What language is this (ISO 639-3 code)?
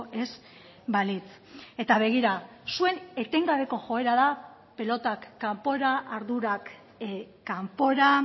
eus